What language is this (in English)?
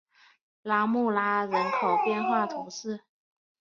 Chinese